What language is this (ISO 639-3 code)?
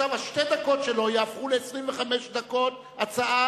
heb